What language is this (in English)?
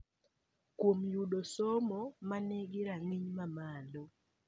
Luo (Kenya and Tanzania)